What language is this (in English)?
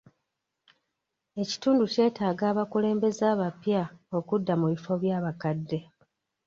Ganda